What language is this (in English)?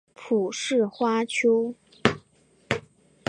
Chinese